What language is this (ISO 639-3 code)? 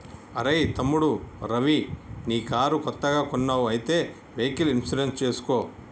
tel